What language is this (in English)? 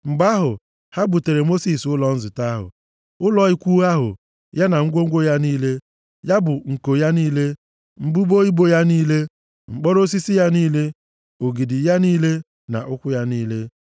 Igbo